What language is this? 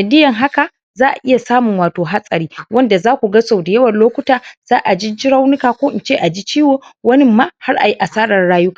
Hausa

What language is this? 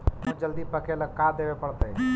Magahi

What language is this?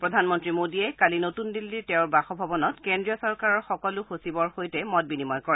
Assamese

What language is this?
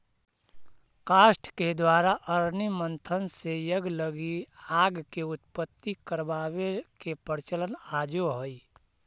Magahi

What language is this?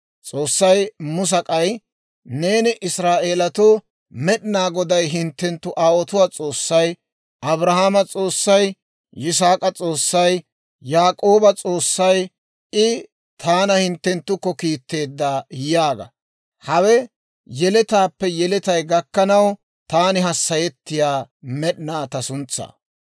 Dawro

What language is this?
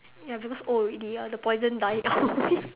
English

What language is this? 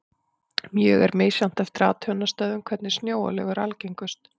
Icelandic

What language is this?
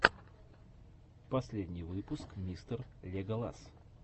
Russian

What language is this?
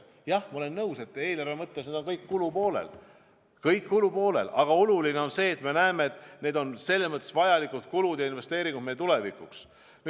Estonian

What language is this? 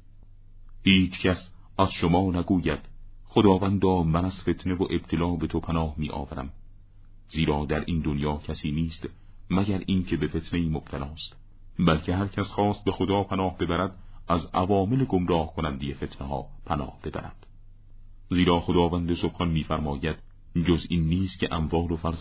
Persian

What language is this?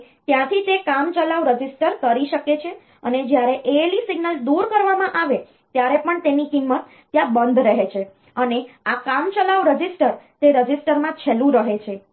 Gujarati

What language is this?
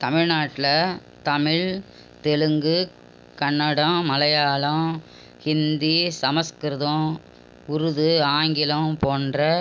Tamil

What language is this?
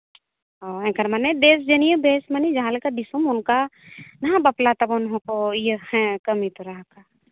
Santali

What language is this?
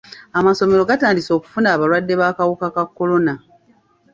Ganda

